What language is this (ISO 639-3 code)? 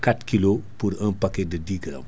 ful